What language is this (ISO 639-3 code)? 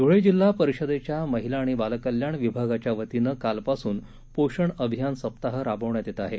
mar